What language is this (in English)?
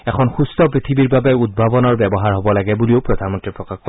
Assamese